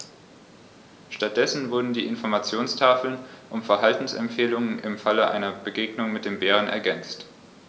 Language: German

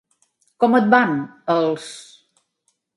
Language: Catalan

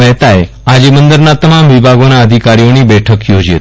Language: Gujarati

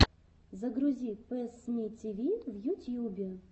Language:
Russian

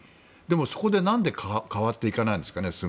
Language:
Japanese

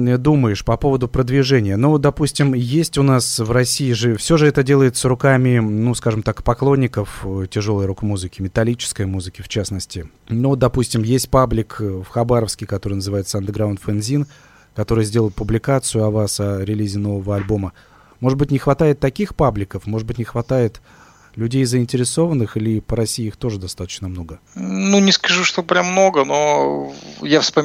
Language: Russian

